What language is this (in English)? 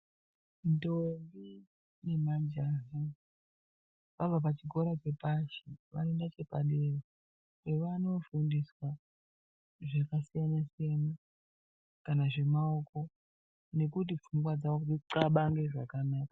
Ndau